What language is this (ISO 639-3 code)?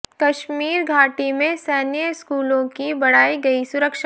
hin